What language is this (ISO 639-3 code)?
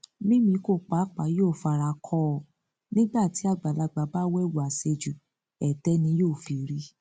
yor